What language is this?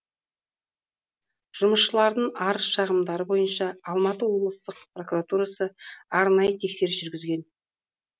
Kazakh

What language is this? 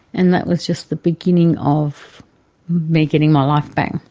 English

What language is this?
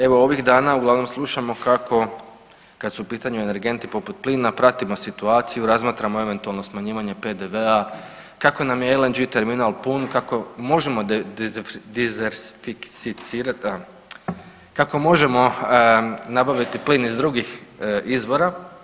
Croatian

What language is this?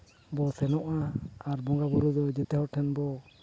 Santali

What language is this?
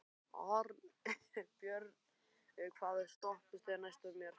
Icelandic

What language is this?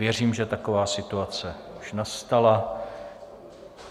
Czech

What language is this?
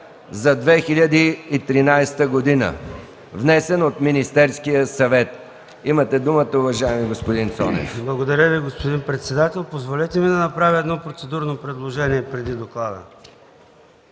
Bulgarian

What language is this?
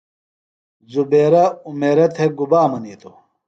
Phalura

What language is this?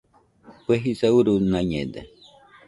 Nüpode Huitoto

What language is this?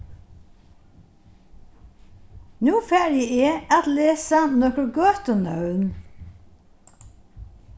Faroese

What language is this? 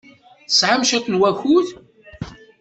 Kabyle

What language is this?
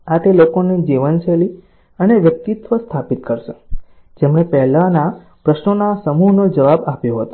Gujarati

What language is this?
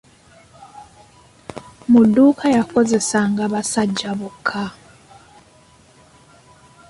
Ganda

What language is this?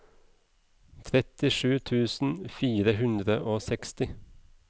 Norwegian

